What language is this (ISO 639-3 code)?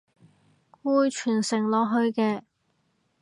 yue